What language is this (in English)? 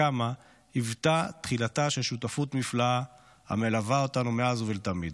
Hebrew